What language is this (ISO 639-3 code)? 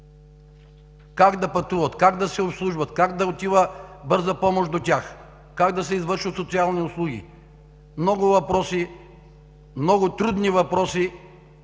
bul